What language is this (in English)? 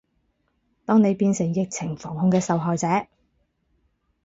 Cantonese